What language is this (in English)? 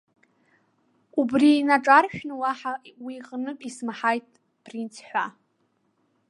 Abkhazian